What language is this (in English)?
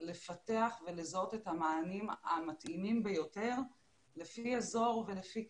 Hebrew